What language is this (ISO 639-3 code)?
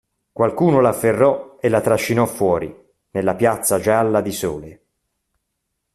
ita